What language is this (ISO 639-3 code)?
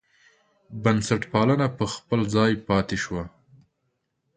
pus